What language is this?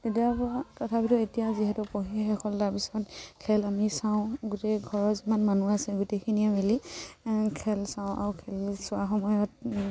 Assamese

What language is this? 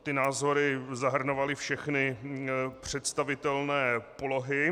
Czech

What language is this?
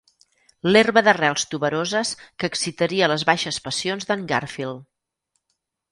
Catalan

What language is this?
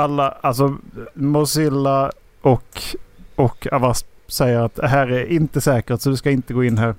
Swedish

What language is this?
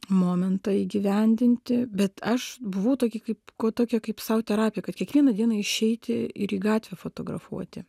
Lithuanian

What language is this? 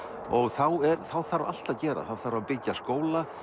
Icelandic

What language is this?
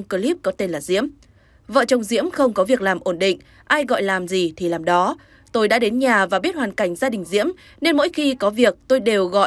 Vietnamese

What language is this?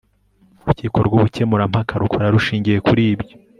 Kinyarwanda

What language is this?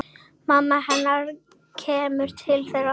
Icelandic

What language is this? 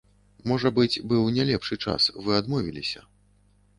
Belarusian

